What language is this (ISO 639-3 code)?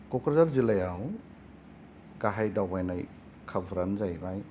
brx